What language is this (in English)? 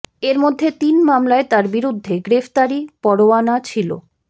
Bangla